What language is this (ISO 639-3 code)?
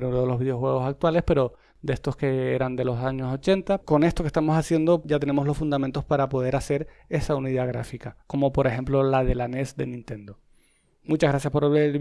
spa